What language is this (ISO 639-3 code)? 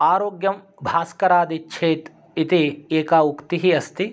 san